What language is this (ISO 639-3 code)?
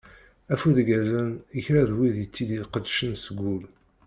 kab